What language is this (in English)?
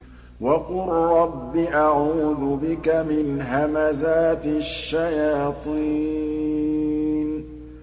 Arabic